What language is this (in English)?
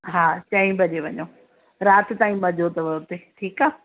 Sindhi